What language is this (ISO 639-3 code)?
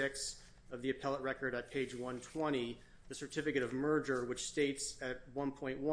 eng